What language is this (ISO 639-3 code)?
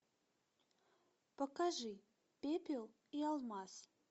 rus